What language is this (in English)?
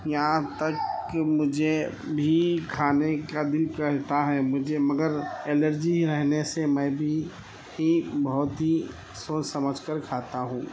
Urdu